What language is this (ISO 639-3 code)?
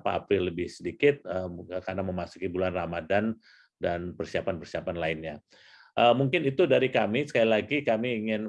ind